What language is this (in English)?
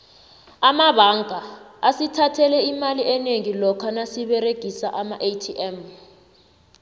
South Ndebele